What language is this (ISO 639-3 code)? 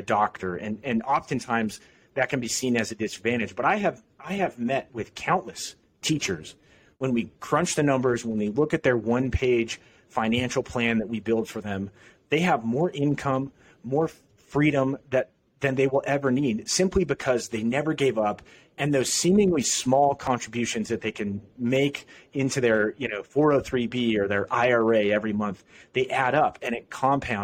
eng